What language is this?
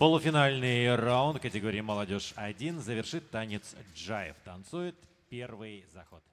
Russian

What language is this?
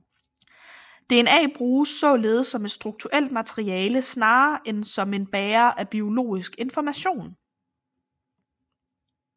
Danish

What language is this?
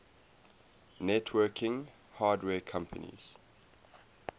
English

